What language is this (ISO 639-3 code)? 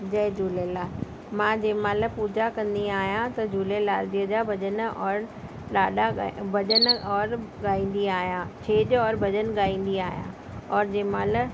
snd